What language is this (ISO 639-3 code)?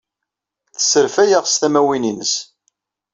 kab